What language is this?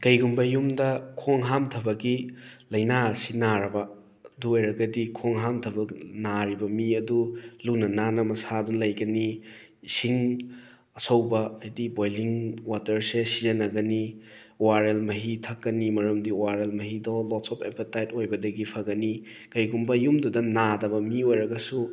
Manipuri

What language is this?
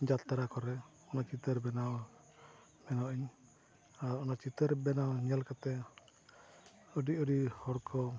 Santali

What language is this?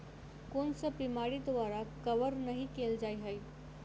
Maithili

